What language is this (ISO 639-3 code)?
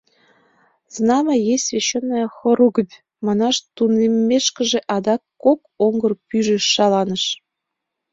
chm